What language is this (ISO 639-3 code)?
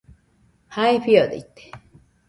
hux